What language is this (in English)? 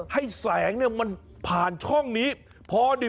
Thai